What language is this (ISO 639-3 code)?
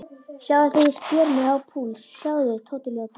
isl